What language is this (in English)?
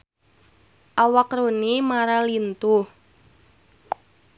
Sundanese